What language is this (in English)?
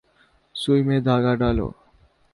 Urdu